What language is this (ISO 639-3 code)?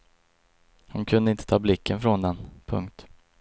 swe